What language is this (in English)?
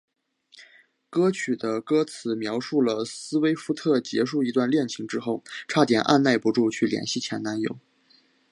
Chinese